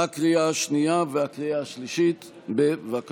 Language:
Hebrew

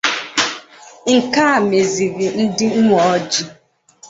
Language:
Igbo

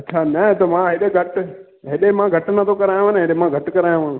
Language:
Sindhi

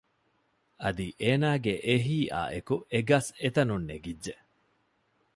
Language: Divehi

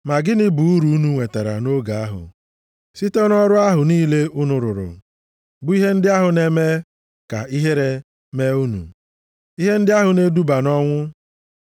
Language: Igbo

